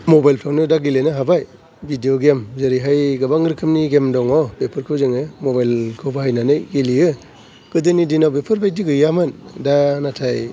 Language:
Bodo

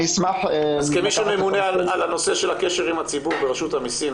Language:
Hebrew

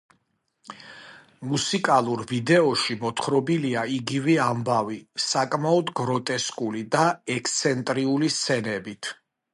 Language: Georgian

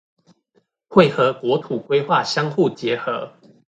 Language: Chinese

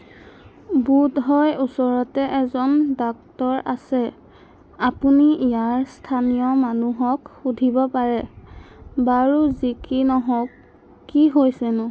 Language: Assamese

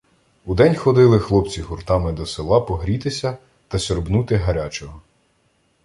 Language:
Ukrainian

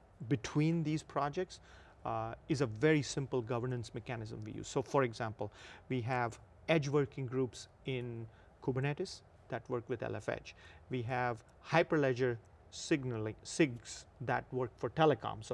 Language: English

